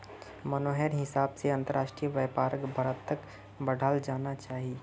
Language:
Magahi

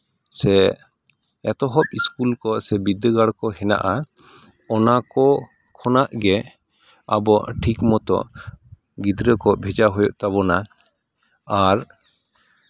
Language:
Santali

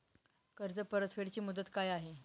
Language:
Marathi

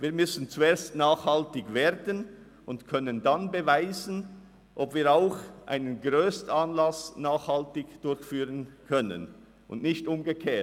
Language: Swiss German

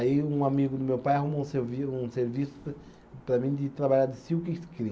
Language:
Portuguese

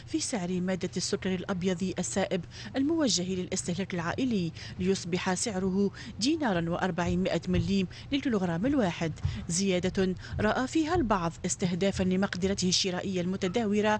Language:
Arabic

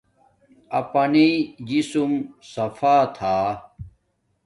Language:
Domaaki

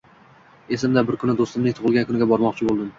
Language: Uzbek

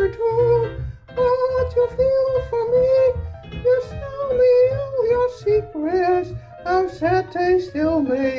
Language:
English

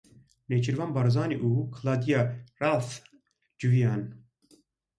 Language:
Kurdish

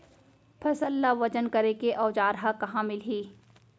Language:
Chhattisgarhi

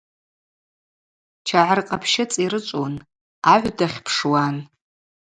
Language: Abaza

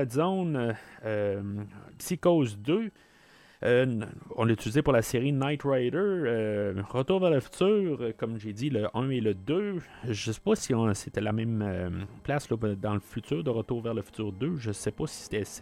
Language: French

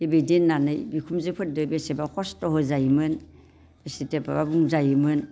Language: Bodo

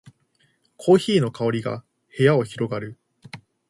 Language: Japanese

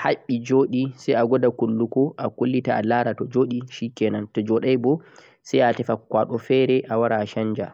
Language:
Central-Eastern Niger Fulfulde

